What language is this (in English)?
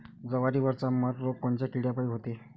Marathi